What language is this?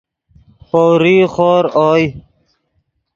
Yidgha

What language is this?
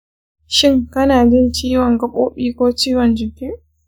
Hausa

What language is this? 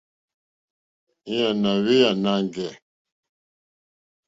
Mokpwe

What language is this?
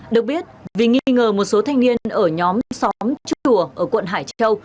Vietnamese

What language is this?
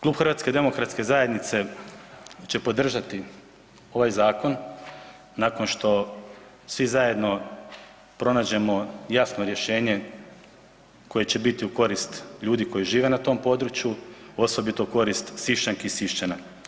Croatian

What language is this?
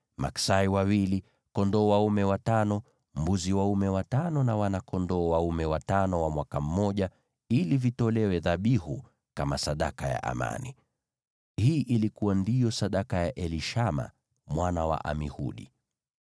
Swahili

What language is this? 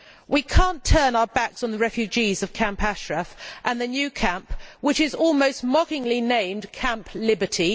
English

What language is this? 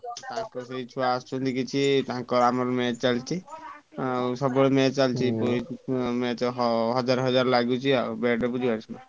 Odia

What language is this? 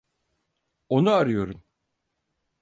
Turkish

